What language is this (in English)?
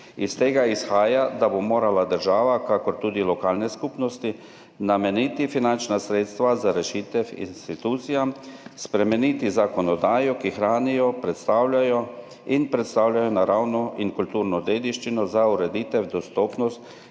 Slovenian